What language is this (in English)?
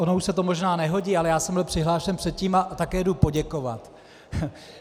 Czech